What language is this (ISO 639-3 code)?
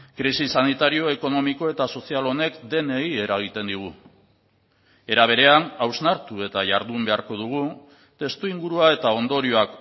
eus